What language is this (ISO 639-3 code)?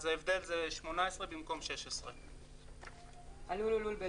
heb